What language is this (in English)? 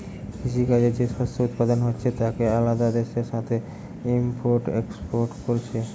Bangla